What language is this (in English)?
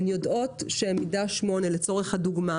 Hebrew